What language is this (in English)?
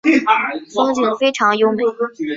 Chinese